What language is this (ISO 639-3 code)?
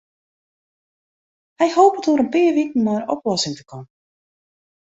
fry